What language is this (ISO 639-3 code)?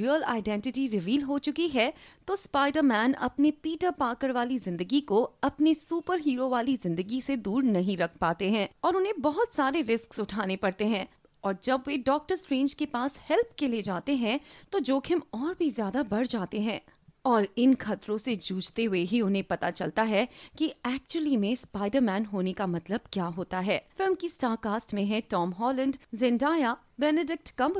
hin